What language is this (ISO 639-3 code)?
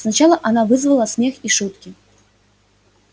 rus